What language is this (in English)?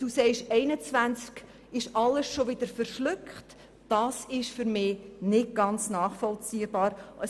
Swiss German